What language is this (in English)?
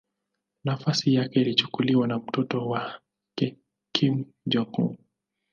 Swahili